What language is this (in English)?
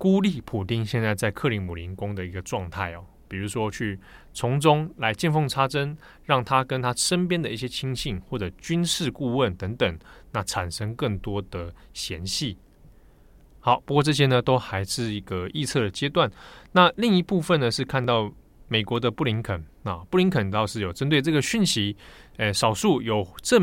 Chinese